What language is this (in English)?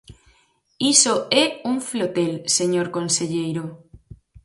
Galician